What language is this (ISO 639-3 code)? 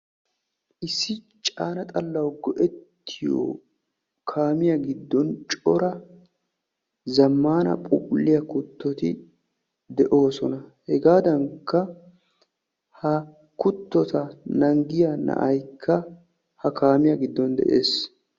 wal